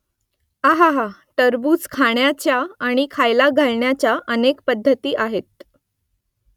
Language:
Marathi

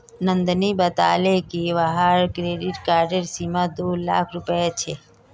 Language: Magahi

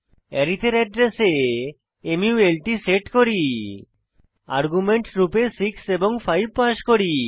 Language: Bangla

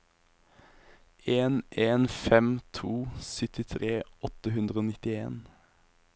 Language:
Norwegian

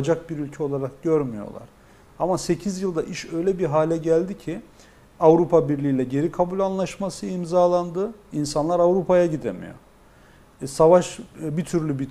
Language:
Turkish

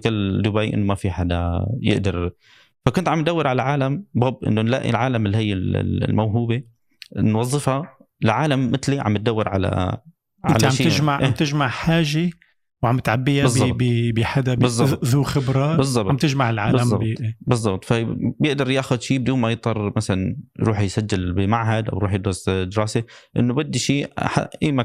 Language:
Arabic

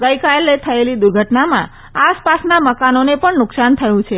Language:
Gujarati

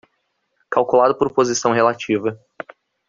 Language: Portuguese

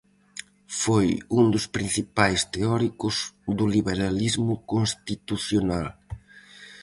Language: Galician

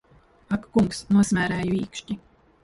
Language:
Latvian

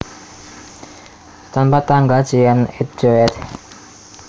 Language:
Javanese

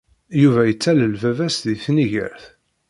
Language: Kabyle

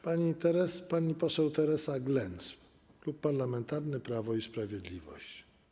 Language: Polish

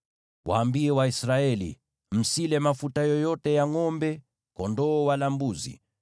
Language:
Swahili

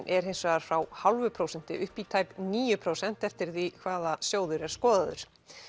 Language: Icelandic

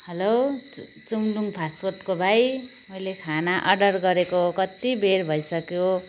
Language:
Nepali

